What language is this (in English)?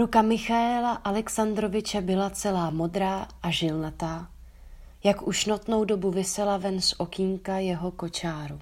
Czech